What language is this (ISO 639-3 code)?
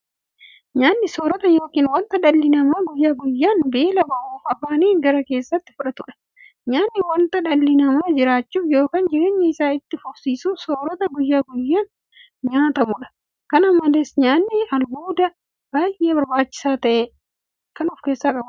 orm